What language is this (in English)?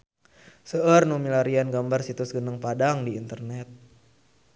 Sundanese